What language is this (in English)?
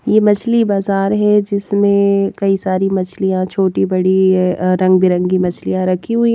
Hindi